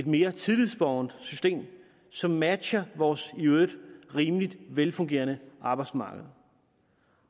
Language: Danish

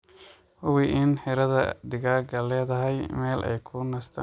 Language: Somali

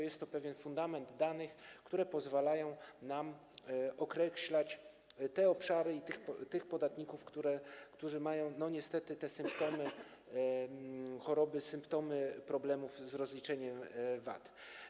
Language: Polish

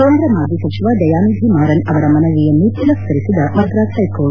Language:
Kannada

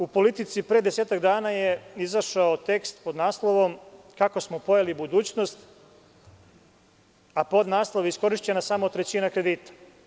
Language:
Serbian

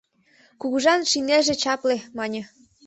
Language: Mari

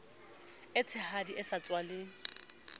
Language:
Southern Sotho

